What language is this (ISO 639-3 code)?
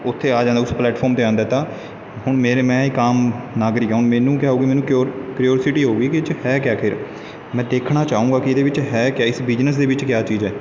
pan